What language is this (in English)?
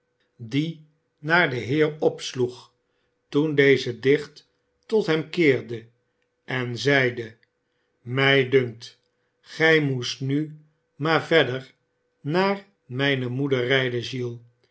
Dutch